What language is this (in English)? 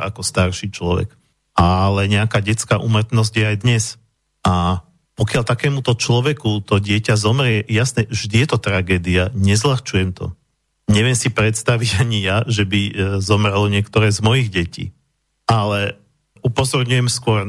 Slovak